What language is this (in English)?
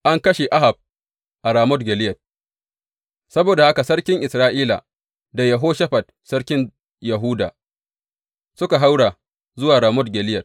Hausa